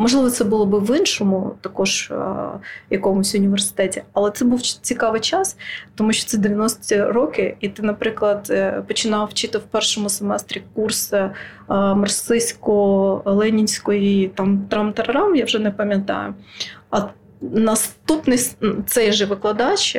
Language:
Ukrainian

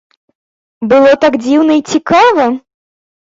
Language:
Belarusian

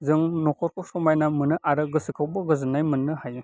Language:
Bodo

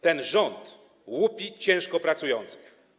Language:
Polish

